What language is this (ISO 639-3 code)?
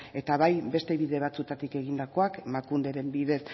eus